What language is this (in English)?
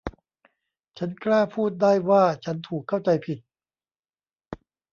Thai